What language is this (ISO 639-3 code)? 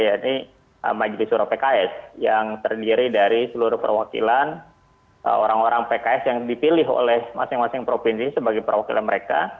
ind